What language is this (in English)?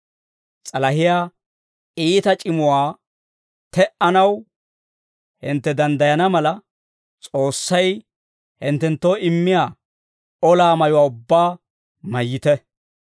Dawro